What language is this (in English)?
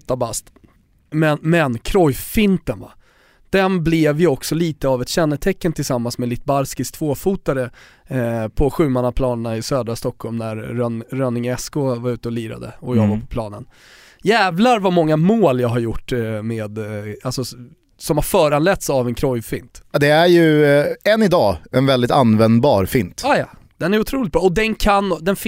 Swedish